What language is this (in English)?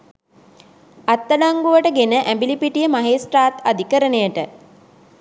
Sinhala